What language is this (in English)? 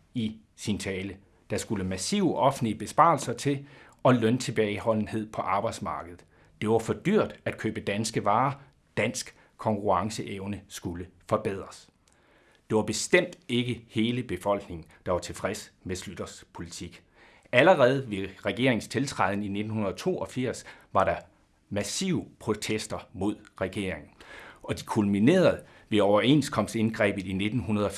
Danish